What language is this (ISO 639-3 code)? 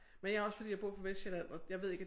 dan